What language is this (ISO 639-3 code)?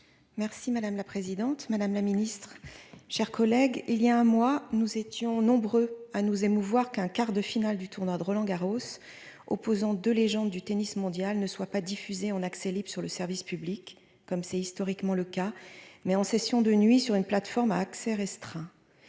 fra